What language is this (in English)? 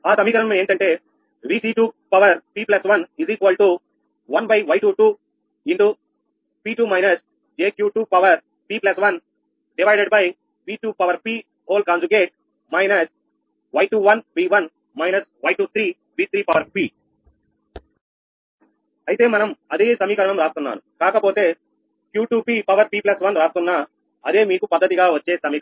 Telugu